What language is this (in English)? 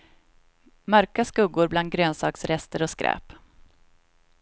Swedish